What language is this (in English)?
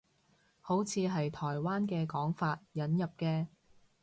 Cantonese